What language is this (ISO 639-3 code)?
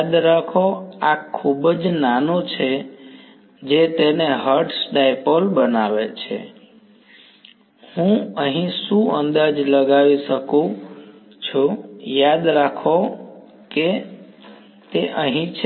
guj